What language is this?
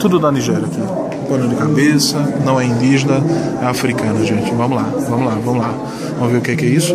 Portuguese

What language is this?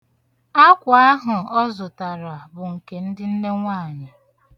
Igbo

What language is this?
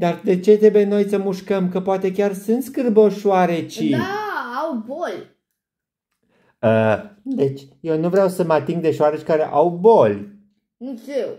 Romanian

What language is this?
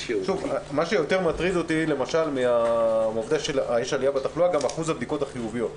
Hebrew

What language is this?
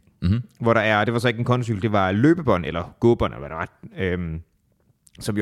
Danish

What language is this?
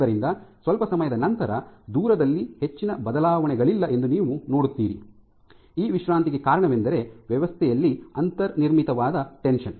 Kannada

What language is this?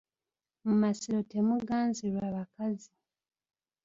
Ganda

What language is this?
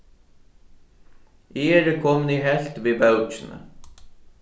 Faroese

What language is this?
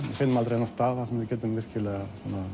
Icelandic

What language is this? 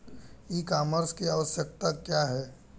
Bhojpuri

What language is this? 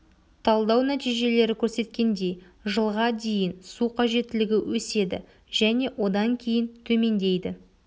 Kazakh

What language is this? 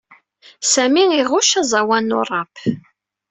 Kabyle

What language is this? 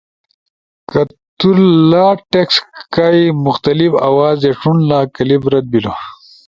Ushojo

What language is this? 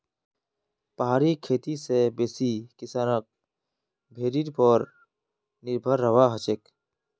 Magahi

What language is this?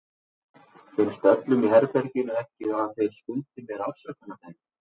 Icelandic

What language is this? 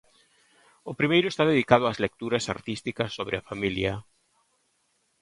Galician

